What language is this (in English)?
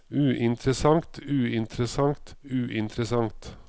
Norwegian